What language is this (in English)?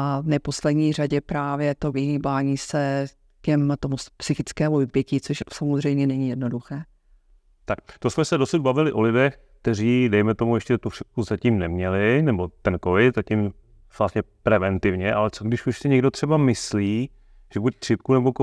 Czech